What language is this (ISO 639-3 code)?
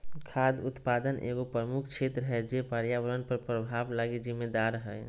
mag